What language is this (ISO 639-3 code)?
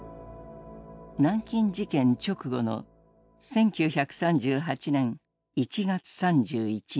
jpn